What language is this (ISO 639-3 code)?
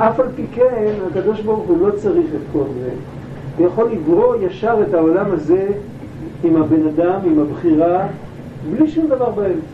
heb